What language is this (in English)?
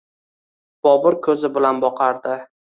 Uzbek